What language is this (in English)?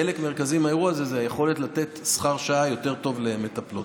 Hebrew